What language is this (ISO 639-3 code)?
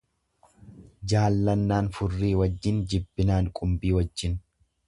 orm